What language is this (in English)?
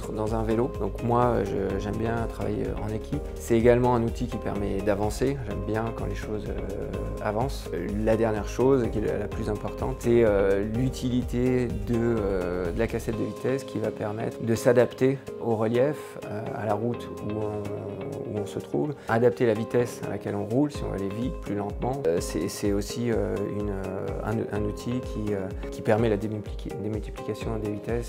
French